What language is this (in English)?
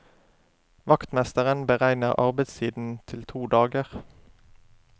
Norwegian